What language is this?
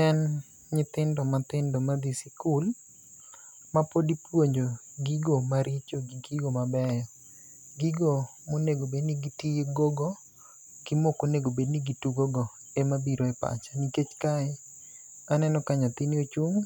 Luo (Kenya and Tanzania)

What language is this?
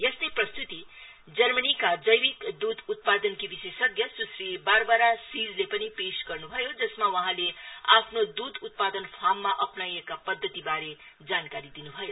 Nepali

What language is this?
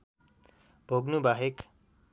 Nepali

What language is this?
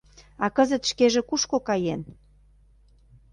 Mari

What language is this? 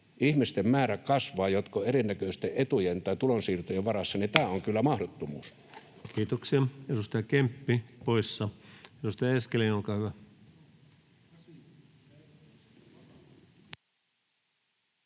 Finnish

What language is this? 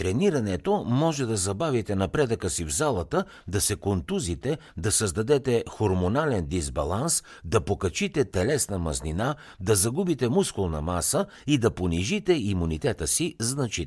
Bulgarian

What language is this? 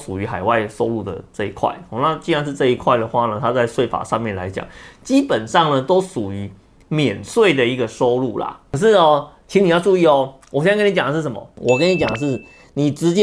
Chinese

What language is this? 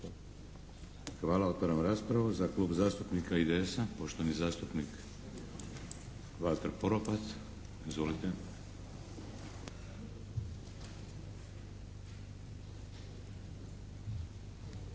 Croatian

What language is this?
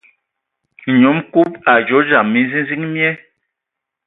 Ewondo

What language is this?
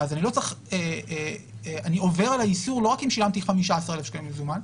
Hebrew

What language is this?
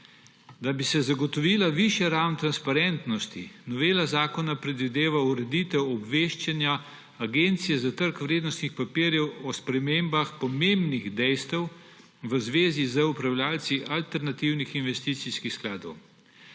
Slovenian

